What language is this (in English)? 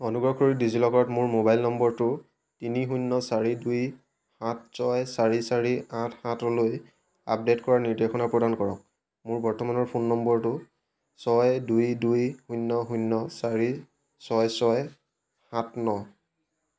Assamese